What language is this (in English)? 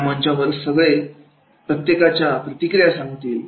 Marathi